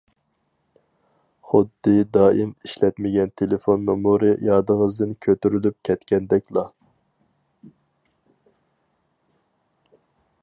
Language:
Uyghur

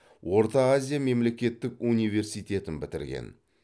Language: Kazakh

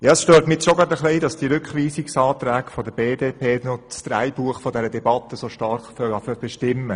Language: Swiss German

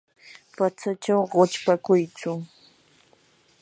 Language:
Yanahuanca Pasco Quechua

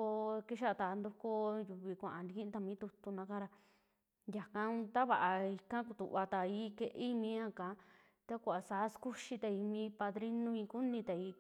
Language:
Western Juxtlahuaca Mixtec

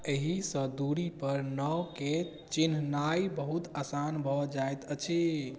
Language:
Maithili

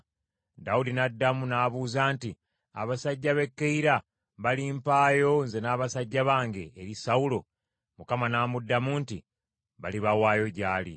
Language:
Ganda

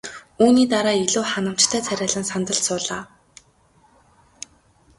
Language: Mongolian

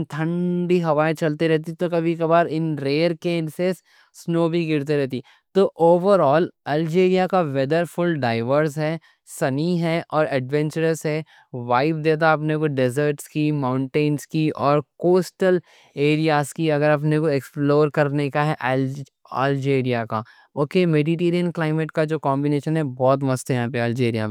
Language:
Deccan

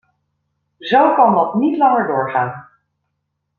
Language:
Dutch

